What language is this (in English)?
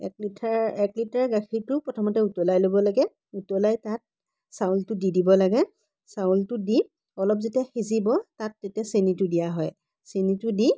Assamese